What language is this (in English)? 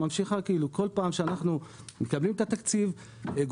Hebrew